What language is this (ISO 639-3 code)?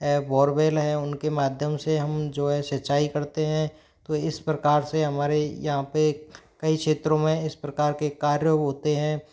hin